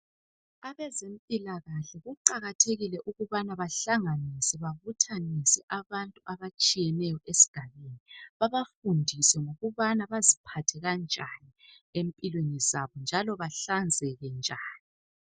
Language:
North Ndebele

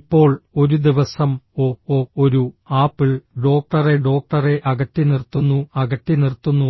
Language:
Malayalam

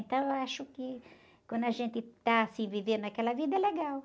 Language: Portuguese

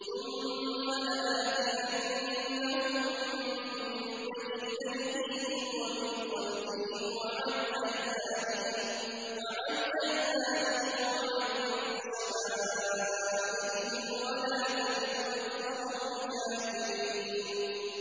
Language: Arabic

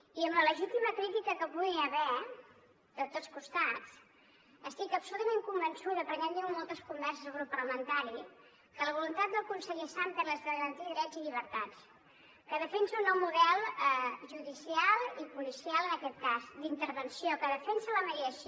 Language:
Catalan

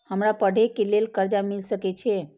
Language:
Maithili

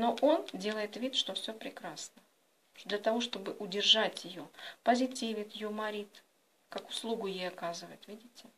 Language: Russian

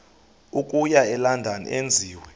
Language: Xhosa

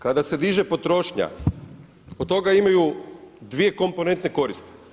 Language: Croatian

